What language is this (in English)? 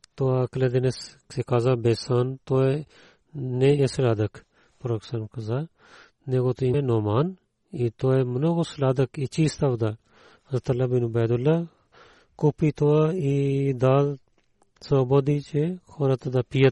Bulgarian